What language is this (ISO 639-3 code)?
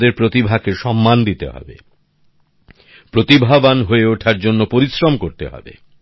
ben